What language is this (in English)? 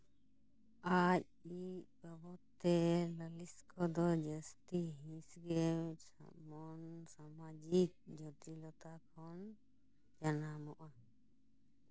Santali